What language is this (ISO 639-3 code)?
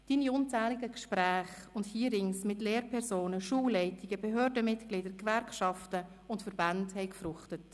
gsw